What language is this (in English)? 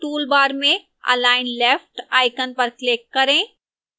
Hindi